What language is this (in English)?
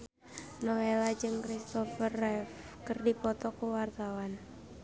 Sundanese